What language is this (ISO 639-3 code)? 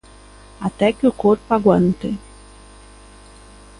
glg